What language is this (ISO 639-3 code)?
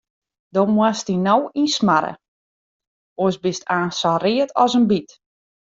fry